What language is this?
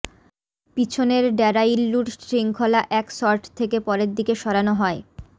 Bangla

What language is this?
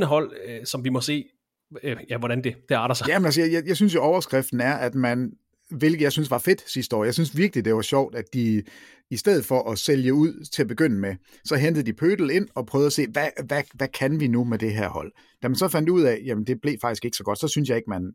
Danish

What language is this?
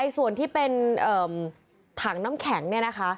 Thai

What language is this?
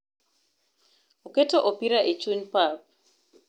Luo (Kenya and Tanzania)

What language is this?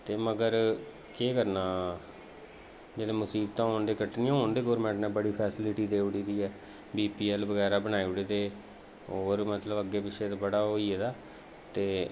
Dogri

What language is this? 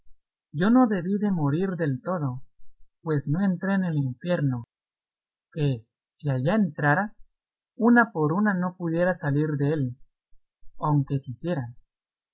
Spanish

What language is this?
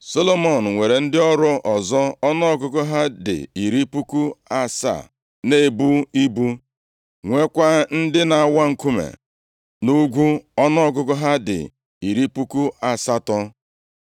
Igbo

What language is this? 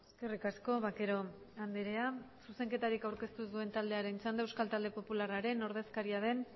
Basque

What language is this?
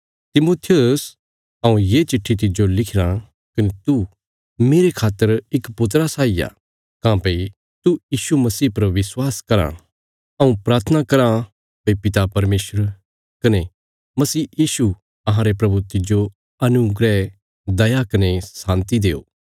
Bilaspuri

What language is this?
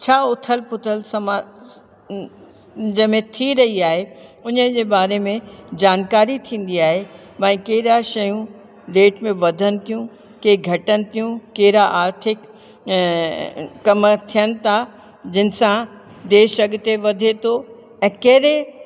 Sindhi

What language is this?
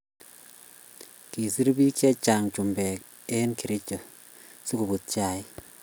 Kalenjin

